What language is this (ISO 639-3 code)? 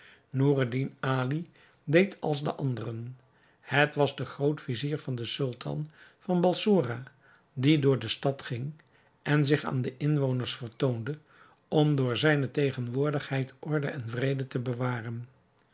nld